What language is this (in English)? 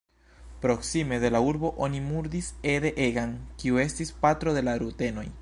Esperanto